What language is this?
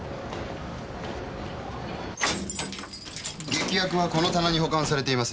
Japanese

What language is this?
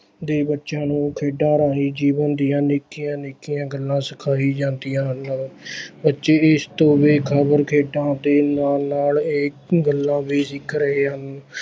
Punjabi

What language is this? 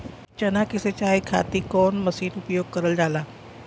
Bhojpuri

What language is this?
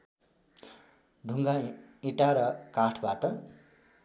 Nepali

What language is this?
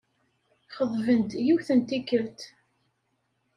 Kabyle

